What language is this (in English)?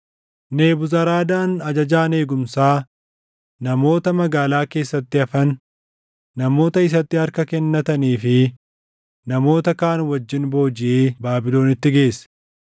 Oromo